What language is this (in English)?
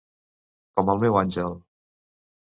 Catalan